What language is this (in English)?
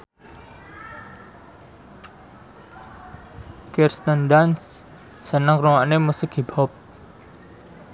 Javanese